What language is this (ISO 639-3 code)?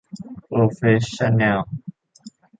tha